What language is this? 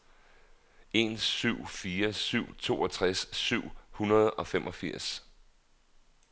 Danish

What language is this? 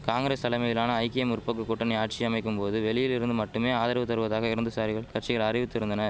Tamil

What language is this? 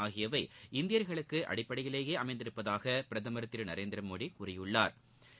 Tamil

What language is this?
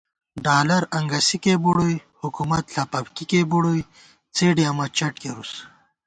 Gawar-Bati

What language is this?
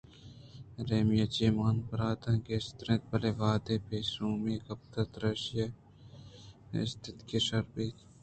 Eastern Balochi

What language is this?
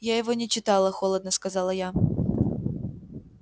Russian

